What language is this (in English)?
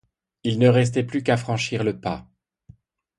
French